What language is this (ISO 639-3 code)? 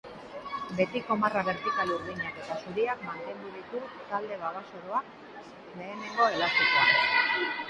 eus